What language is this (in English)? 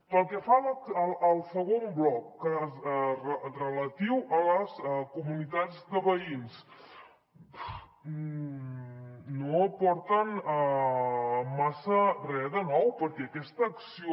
Catalan